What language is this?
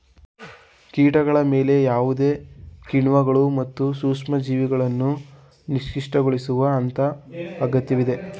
Kannada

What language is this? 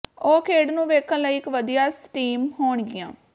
Punjabi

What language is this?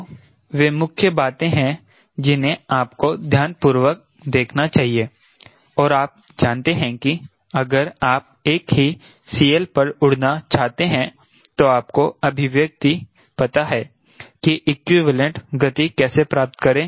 Hindi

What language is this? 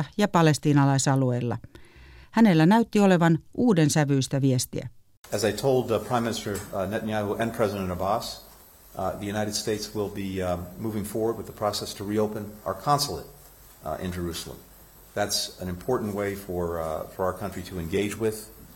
Finnish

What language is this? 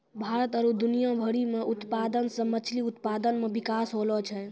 Maithili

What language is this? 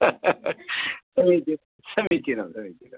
Sanskrit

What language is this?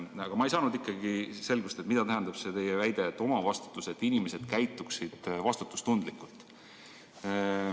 Estonian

